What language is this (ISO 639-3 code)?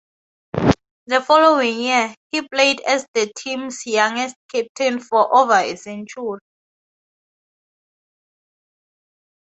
eng